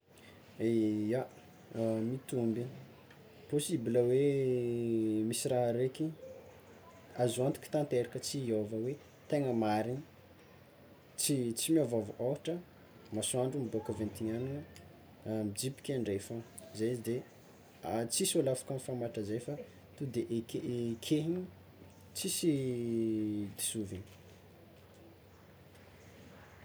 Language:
Tsimihety Malagasy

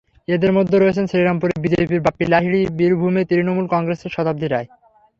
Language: Bangla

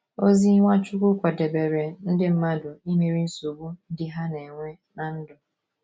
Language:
Igbo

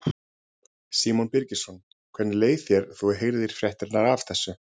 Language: Icelandic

